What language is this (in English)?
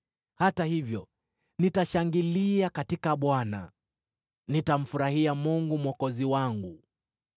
Swahili